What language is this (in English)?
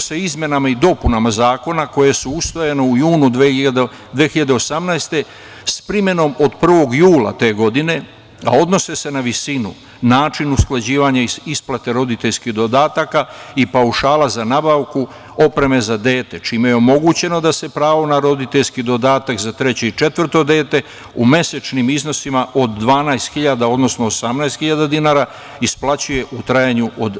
Serbian